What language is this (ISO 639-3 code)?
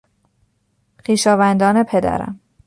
fas